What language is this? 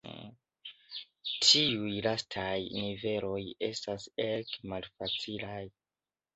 Esperanto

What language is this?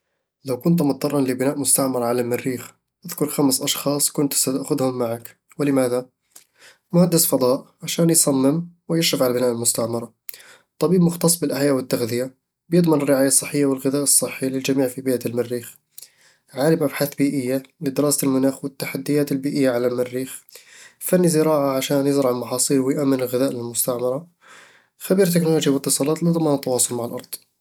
Eastern Egyptian Bedawi Arabic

